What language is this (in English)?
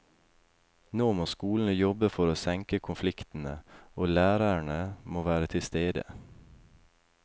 Norwegian